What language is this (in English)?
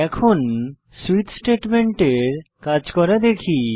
Bangla